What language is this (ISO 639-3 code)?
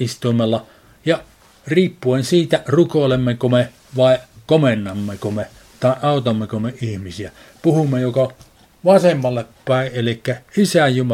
fin